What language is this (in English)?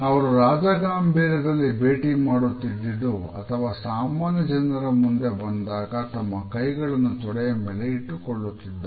Kannada